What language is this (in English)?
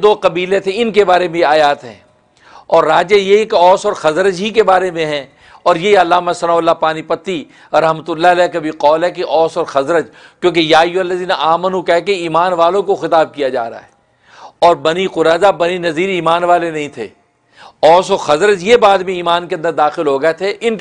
Hindi